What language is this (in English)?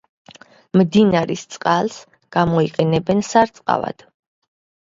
Georgian